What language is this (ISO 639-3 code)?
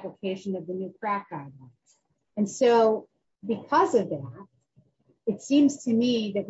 eng